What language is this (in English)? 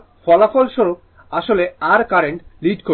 Bangla